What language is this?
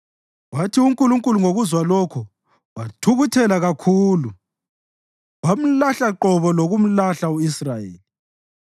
North Ndebele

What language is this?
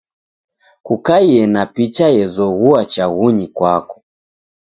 Taita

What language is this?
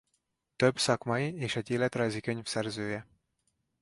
Hungarian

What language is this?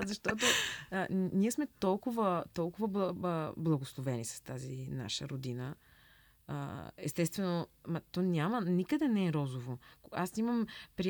Bulgarian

